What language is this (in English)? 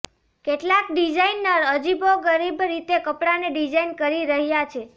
Gujarati